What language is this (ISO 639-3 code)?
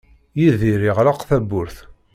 kab